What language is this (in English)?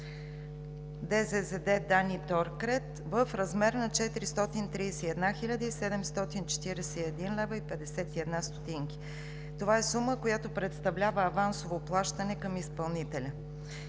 Bulgarian